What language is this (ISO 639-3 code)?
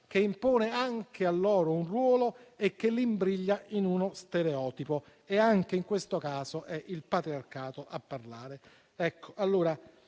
ita